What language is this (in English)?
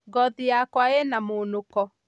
Kikuyu